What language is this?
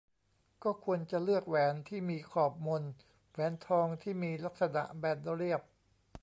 Thai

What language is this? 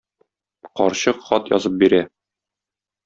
Tatar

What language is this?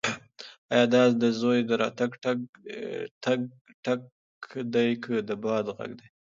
Pashto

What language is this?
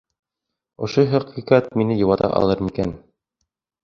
Bashkir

